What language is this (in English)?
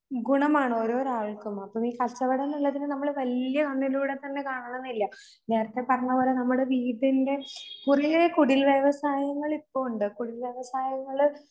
Malayalam